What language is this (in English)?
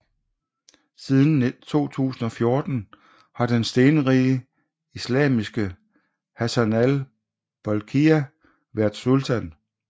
Danish